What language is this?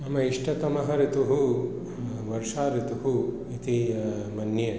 Sanskrit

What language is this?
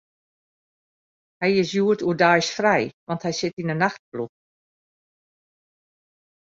Western Frisian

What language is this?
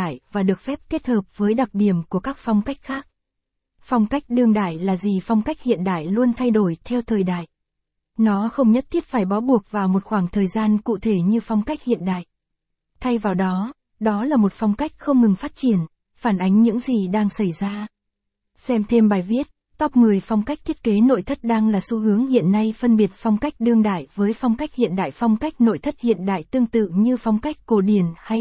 Vietnamese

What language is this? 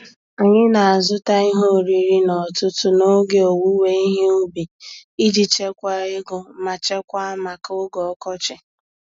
Igbo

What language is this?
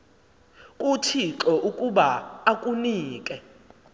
Xhosa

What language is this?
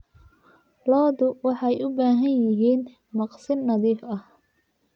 Somali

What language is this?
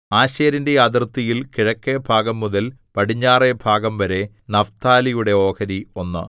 Malayalam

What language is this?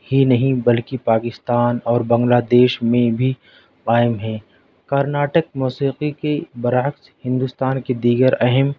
Urdu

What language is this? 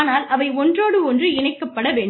Tamil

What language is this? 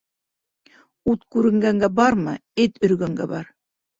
Bashkir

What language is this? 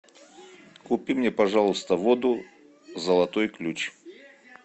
Russian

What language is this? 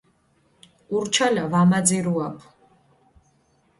Mingrelian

